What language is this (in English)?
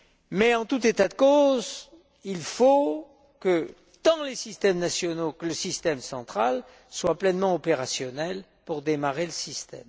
French